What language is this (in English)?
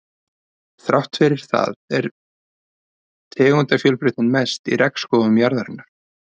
Icelandic